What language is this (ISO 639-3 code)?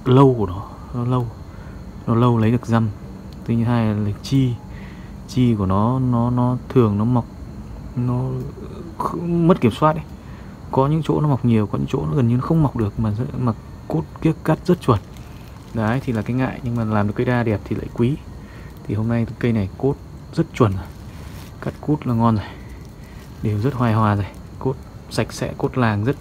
vie